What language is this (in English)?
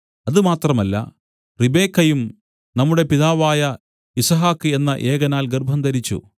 Malayalam